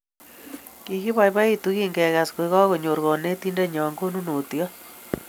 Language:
Kalenjin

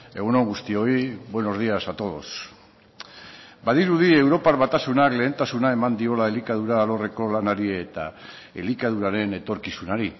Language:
Basque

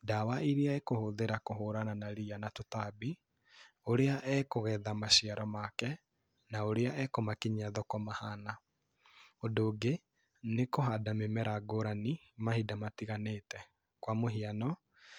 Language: Kikuyu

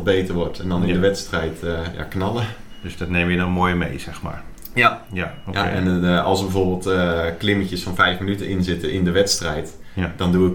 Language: Dutch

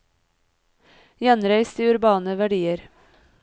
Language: Norwegian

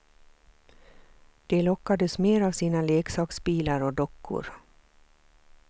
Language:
Swedish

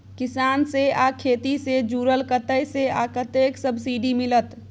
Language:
Maithili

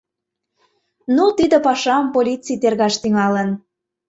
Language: Mari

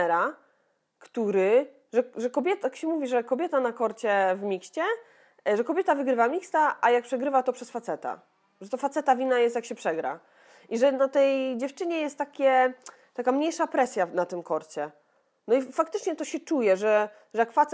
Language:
Polish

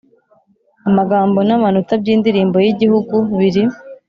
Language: Kinyarwanda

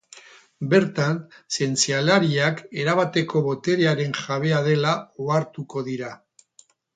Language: Basque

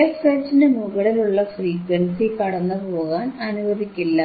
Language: Malayalam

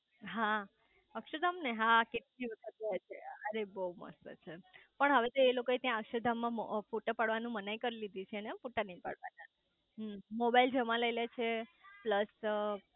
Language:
Gujarati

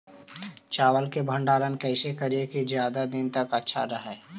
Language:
Magahi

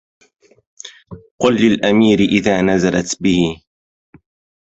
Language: Arabic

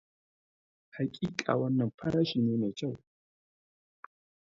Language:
Hausa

